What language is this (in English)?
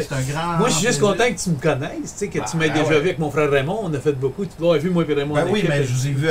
French